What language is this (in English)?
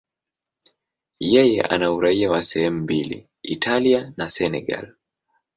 Swahili